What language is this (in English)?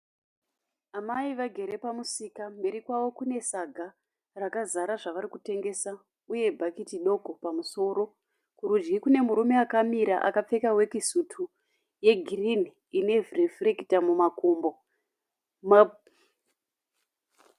Shona